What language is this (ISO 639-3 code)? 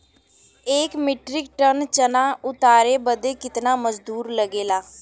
bho